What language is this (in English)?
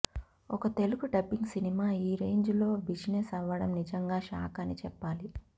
Telugu